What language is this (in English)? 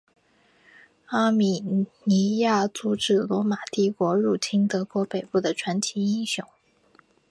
Chinese